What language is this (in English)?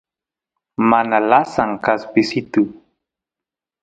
Santiago del Estero Quichua